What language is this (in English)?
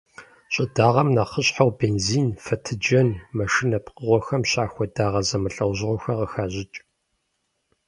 Kabardian